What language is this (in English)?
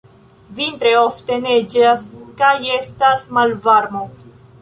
Esperanto